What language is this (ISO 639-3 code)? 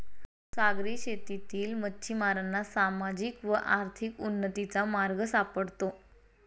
mar